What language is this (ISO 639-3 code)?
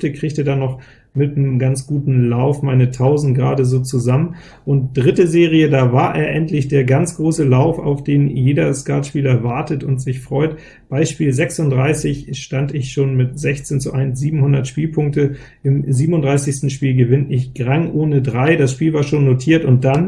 deu